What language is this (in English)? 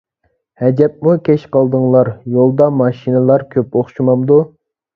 Uyghur